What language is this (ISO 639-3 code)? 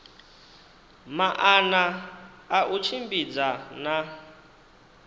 ven